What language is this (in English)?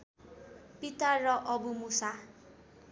Nepali